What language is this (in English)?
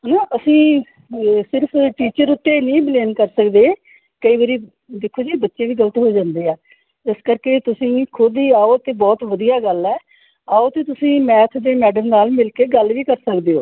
Punjabi